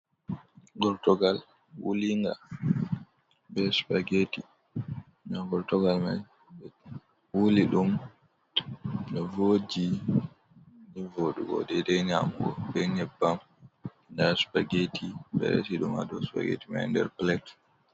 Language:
Fula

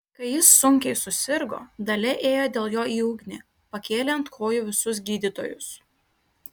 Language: Lithuanian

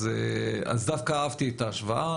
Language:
Hebrew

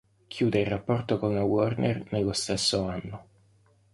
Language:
Italian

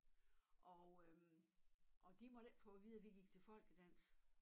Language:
Danish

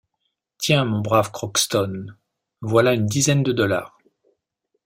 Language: French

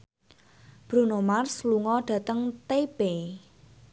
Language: Javanese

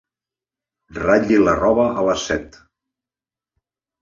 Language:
Catalan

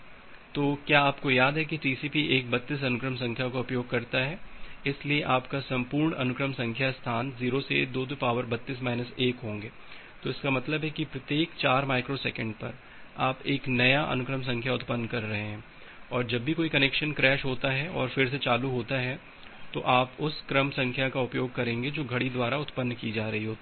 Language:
Hindi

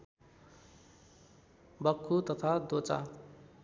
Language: Nepali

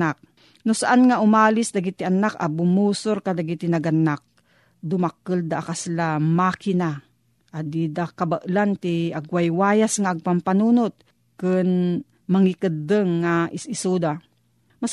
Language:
Filipino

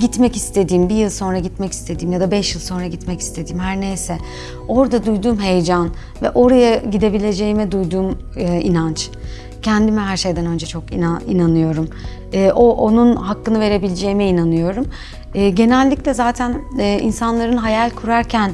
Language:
Turkish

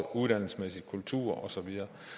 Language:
Danish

